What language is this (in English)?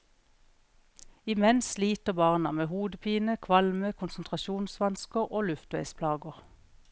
Norwegian